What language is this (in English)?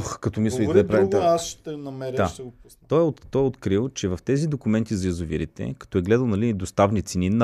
Bulgarian